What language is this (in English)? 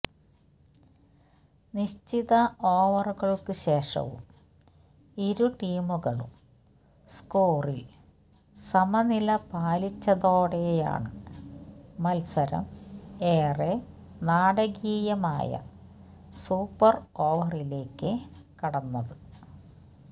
Malayalam